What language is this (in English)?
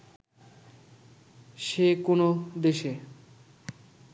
Bangla